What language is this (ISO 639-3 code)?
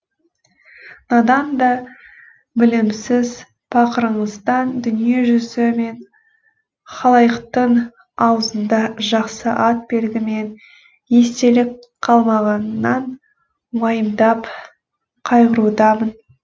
kaz